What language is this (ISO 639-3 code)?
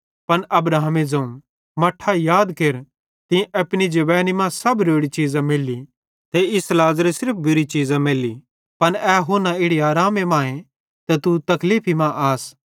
bhd